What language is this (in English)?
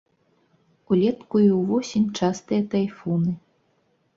Belarusian